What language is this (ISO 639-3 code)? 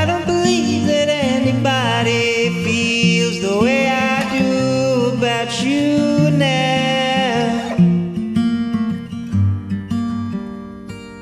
eng